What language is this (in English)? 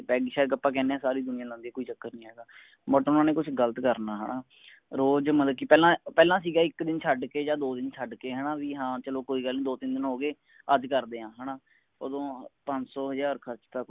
Punjabi